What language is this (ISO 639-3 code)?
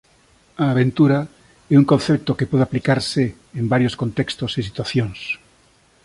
glg